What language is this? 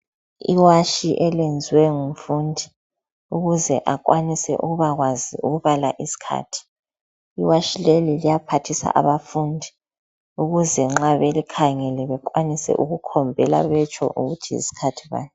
North Ndebele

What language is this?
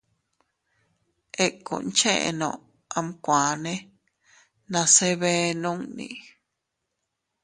Teutila Cuicatec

